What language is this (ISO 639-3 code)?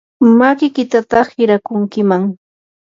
qur